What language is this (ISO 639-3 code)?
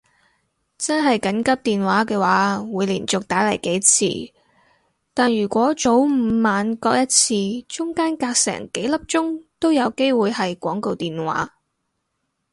yue